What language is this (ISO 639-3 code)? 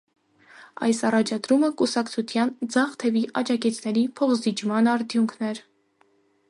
hye